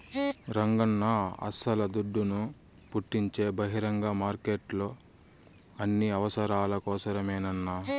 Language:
Telugu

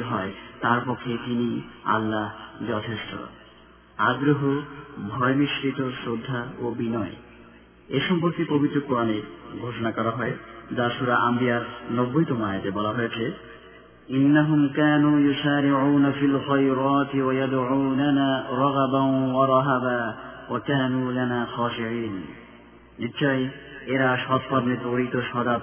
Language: Bangla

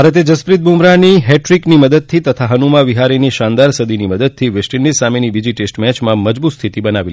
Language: Gujarati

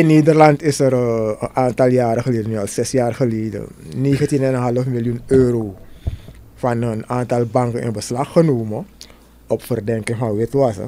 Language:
Dutch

